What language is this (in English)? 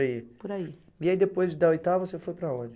Portuguese